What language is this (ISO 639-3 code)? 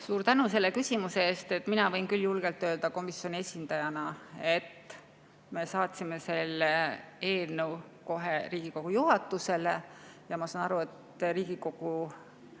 est